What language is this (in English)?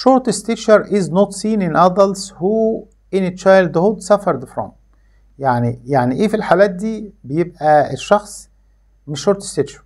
Arabic